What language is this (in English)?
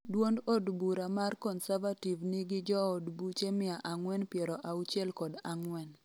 Luo (Kenya and Tanzania)